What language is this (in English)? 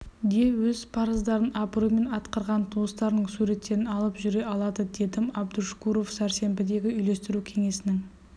Kazakh